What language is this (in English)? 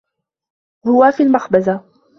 Arabic